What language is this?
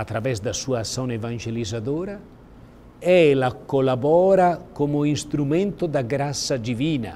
Portuguese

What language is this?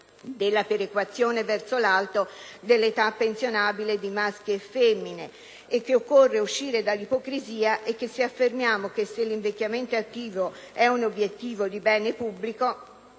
Italian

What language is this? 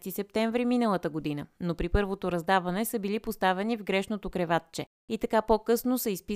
Bulgarian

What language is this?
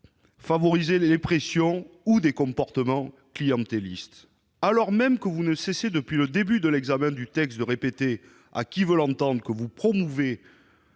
French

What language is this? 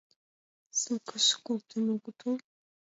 Mari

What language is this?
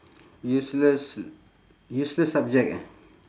English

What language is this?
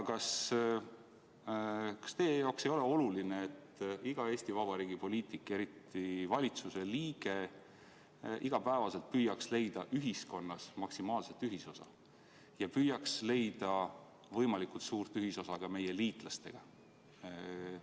Estonian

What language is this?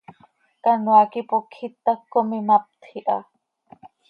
Seri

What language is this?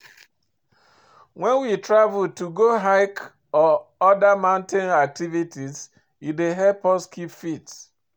Nigerian Pidgin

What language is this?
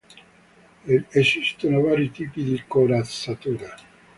Italian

